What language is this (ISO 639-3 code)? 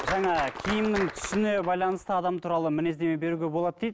kaz